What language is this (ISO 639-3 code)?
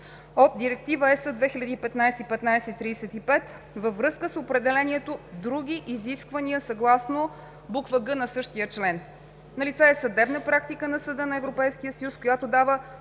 bul